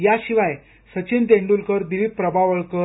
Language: Marathi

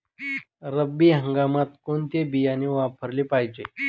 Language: Marathi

